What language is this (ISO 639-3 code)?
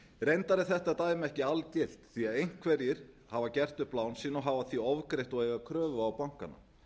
isl